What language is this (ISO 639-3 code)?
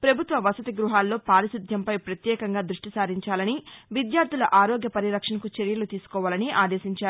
tel